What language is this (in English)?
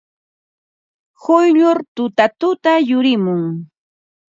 Ambo-Pasco Quechua